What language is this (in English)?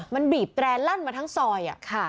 Thai